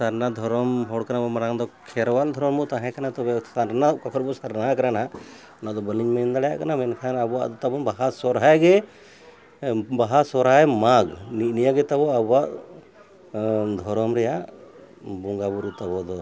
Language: Santali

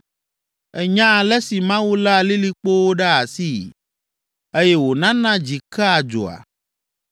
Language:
Ewe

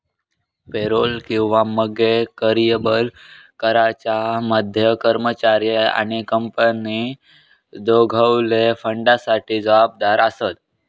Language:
Marathi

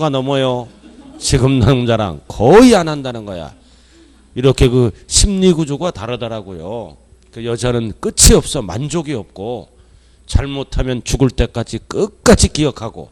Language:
Korean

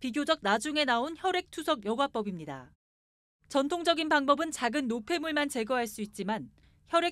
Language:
Korean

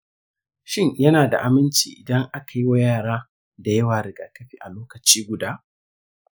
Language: Hausa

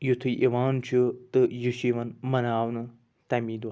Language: Kashmiri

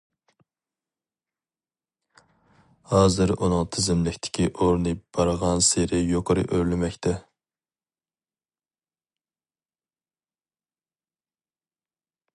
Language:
Uyghur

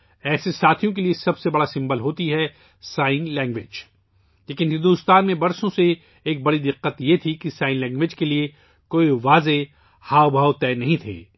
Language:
Urdu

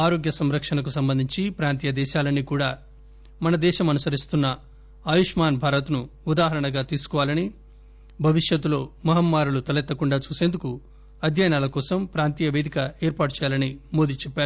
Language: Telugu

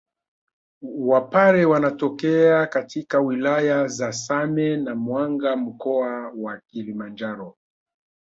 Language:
Swahili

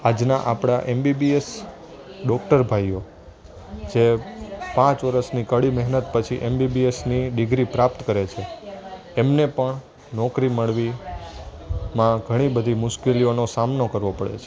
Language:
Gujarati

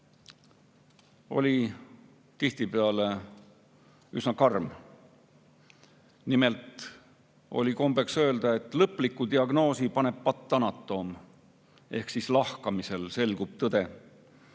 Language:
Estonian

